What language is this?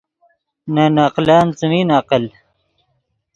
Yidgha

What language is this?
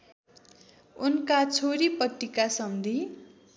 Nepali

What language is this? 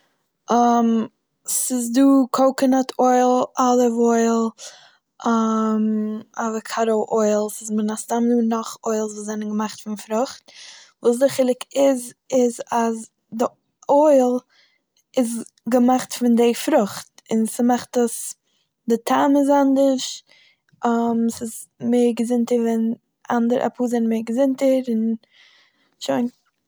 Yiddish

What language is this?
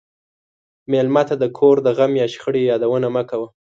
Pashto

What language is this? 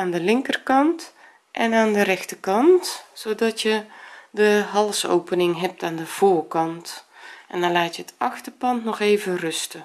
Dutch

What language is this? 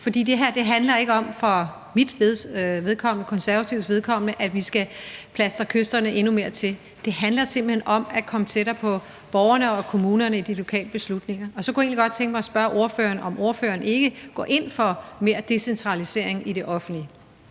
Danish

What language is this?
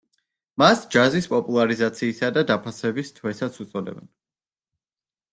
Georgian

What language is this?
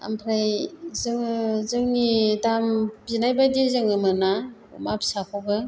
Bodo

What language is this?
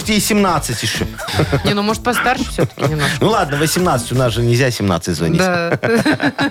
Russian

